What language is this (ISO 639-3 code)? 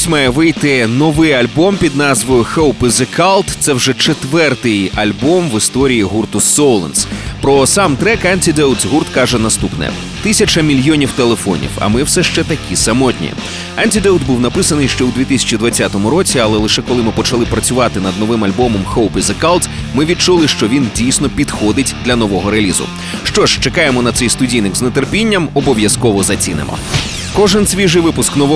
ukr